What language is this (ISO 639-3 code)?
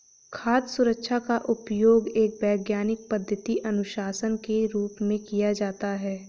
hin